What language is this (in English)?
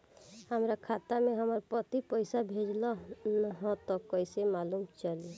Bhojpuri